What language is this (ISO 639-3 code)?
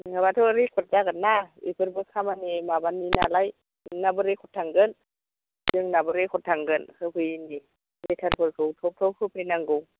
brx